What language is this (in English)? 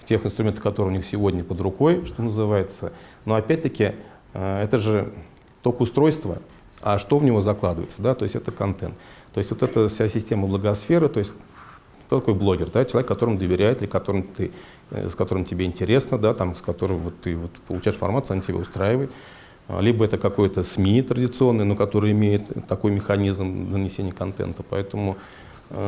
Russian